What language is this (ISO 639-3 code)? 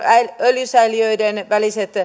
fin